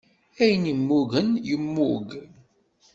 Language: Kabyle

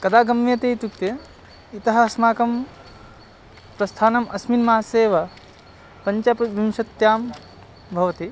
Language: Sanskrit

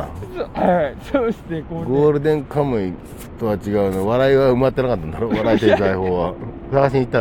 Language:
Japanese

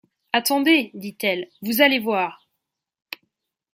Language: French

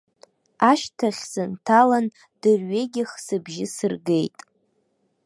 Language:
Abkhazian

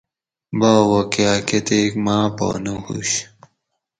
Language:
Gawri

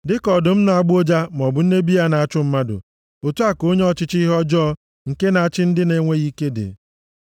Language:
Igbo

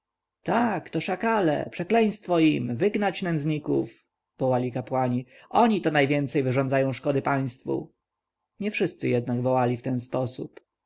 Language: Polish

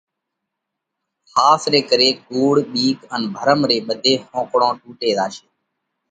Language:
Parkari Koli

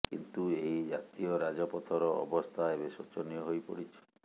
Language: Odia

